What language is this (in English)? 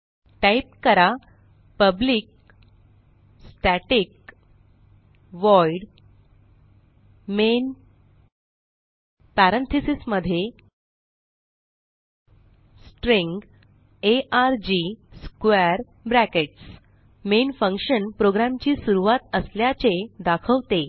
Marathi